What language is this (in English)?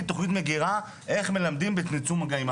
Hebrew